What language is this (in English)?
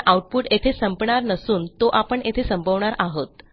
Marathi